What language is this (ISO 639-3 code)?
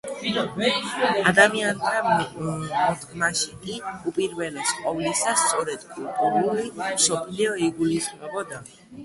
kat